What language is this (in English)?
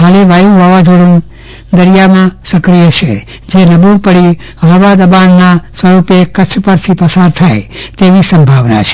Gujarati